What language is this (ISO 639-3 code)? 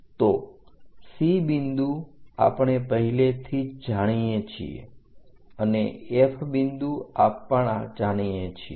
guj